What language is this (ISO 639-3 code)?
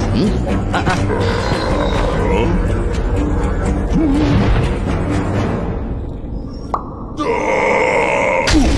hin